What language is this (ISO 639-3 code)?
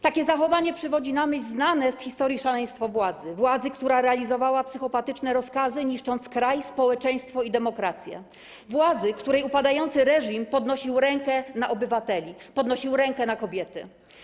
pol